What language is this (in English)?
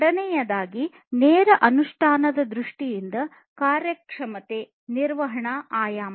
Kannada